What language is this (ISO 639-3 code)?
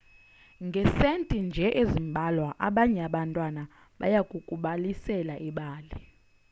xho